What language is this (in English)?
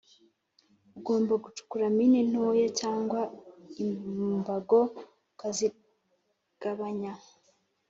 Kinyarwanda